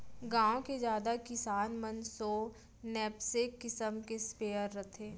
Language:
Chhattisgarhi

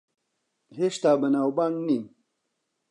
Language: Central Kurdish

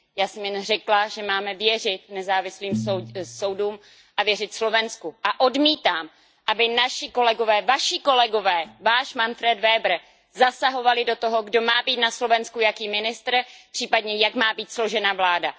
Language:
Czech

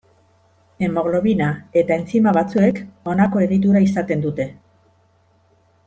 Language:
Basque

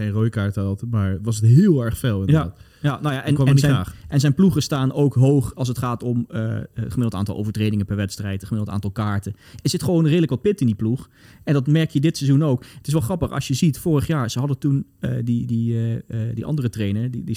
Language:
Dutch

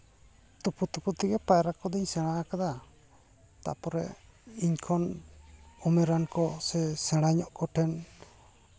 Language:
Santali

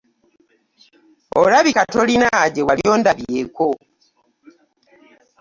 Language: Ganda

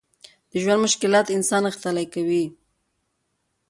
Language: Pashto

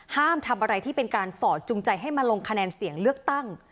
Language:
Thai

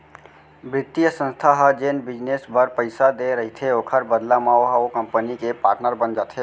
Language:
Chhattisgarhi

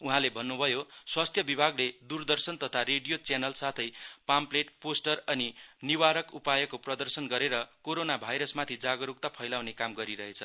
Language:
Nepali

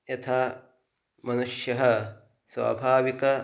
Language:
Sanskrit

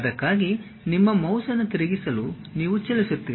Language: Kannada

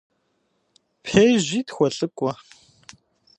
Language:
Kabardian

